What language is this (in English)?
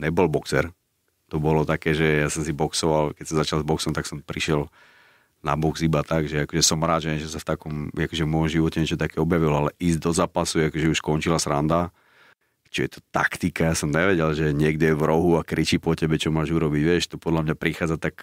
Slovak